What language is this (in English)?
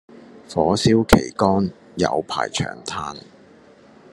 Cantonese